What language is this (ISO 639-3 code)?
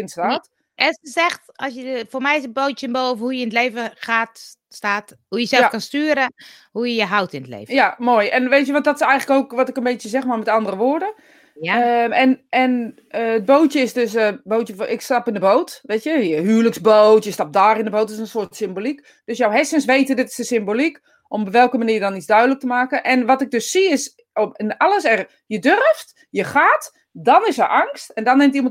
nld